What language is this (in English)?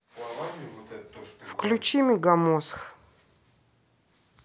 Russian